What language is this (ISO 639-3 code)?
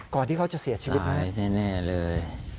tha